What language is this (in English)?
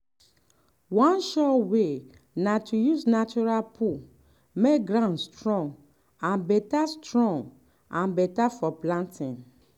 Nigerian Pidgin